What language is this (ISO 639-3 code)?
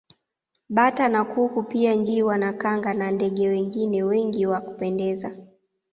swa